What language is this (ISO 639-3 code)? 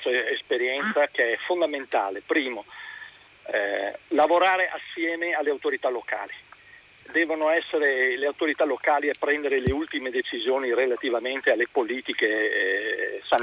ita